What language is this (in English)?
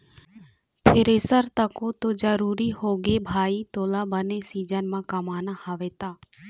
Chhattisgarhi